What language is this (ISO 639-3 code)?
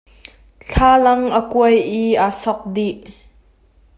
cnh